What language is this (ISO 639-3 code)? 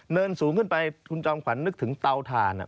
tha